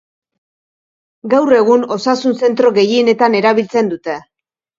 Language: Basque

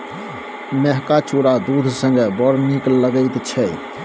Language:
Maithili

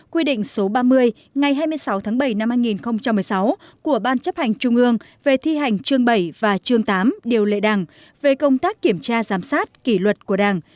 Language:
Vietnamese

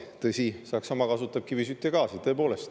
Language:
Estonian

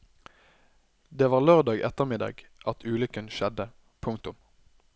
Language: Norwegian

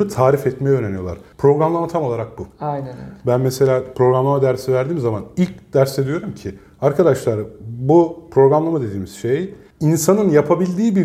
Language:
Turkish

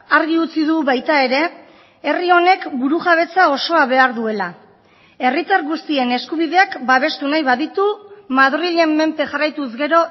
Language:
Basque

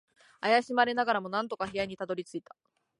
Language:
Japanese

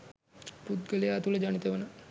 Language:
Sinhala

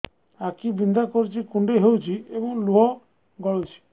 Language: Odia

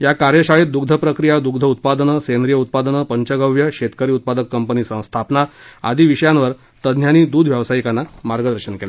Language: Marathi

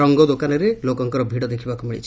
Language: Odia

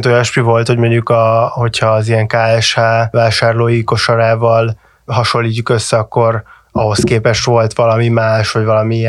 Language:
Hungarian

